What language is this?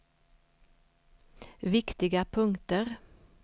Swedish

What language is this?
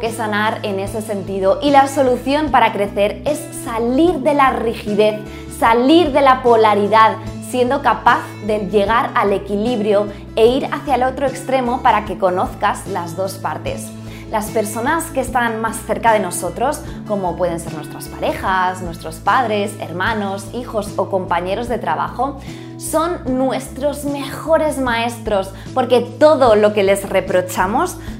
Spanish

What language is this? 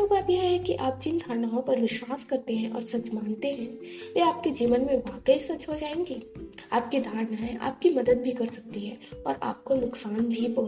Hindi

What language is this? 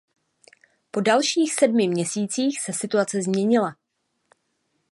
Czech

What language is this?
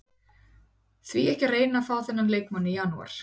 Icelandic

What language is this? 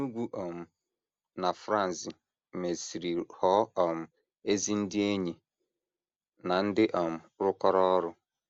Igbo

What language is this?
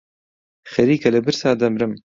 Central Kurdish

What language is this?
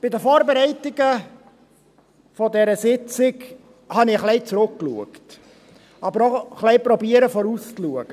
Swiss German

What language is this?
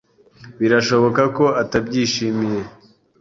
Kinyarwanda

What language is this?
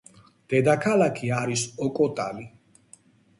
Georgian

